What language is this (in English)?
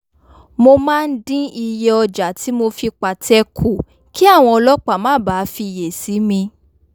Yoruba